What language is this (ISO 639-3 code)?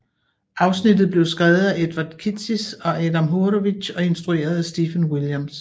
dan